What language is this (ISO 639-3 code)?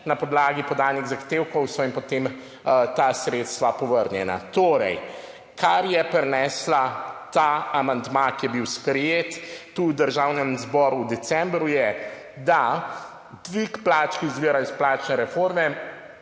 slv